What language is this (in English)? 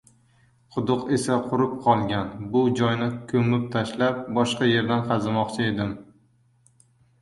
Uzbek